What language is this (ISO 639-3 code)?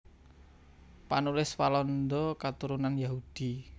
jav